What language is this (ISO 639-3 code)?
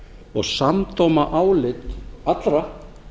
isl